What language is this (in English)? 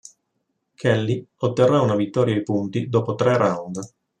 Italian